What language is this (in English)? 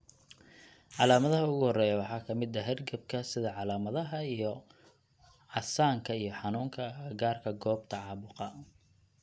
Somali